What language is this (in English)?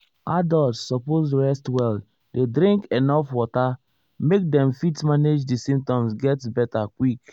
Nigerian Pidgin